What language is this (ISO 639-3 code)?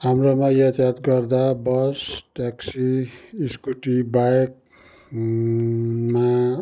nep